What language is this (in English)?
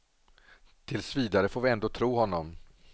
Swedish